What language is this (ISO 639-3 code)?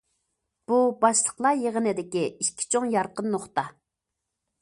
uig